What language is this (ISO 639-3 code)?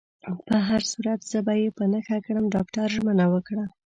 pus